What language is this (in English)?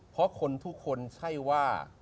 Thai